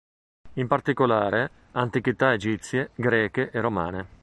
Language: Italian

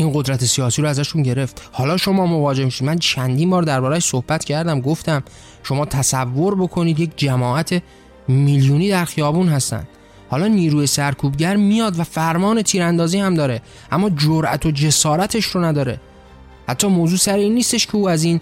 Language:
Persian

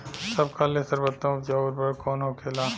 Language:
Bhojpuri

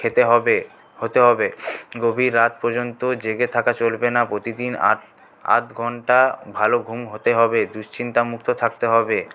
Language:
Bangla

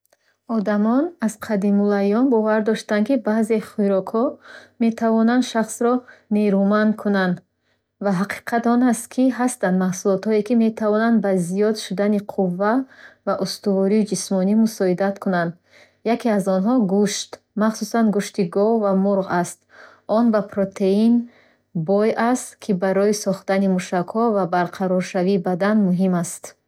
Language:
Bukharic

